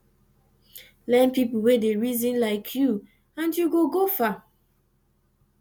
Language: Nigerian Pidgin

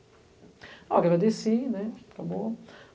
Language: Portuguese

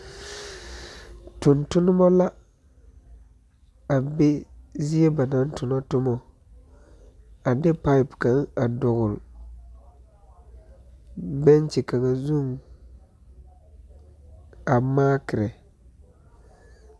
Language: Southern Dagaare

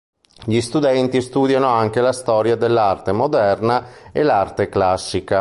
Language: Italian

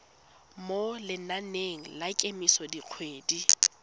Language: Tswana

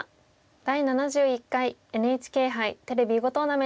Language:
Japanese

